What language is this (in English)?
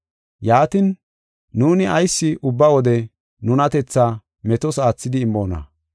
Gofa